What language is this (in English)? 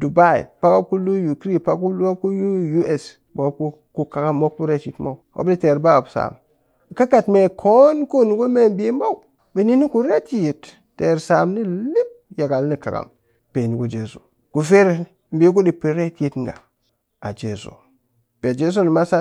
Cakfem-Mushere